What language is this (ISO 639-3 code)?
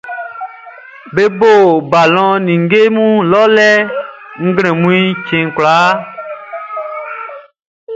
bci